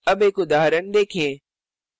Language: Hindi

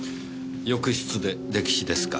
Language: Japanese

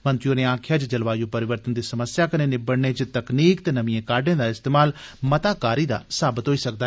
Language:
Dogri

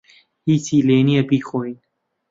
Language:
Central Kurdish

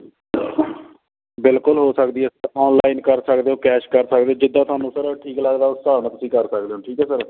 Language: Punjabi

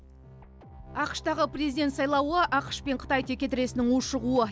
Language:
Kazakh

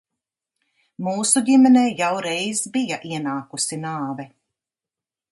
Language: Latvian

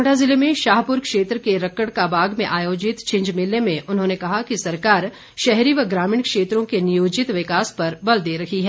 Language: Hindi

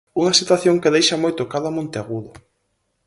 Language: Galician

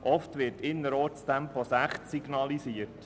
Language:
Swiss German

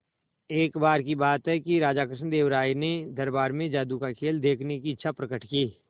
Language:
Hindi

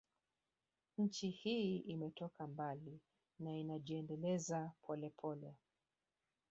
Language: Swahili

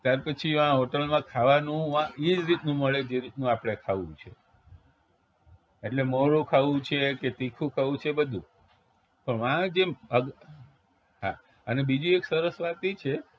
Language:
Gujarati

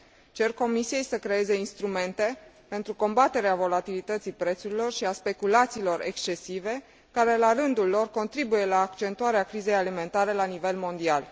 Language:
Romanian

